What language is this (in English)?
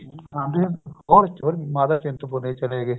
Punjabi